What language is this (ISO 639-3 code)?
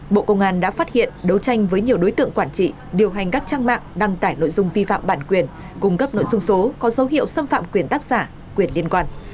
vie